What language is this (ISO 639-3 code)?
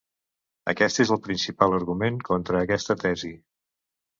cat